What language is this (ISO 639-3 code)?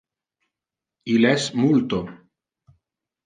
ina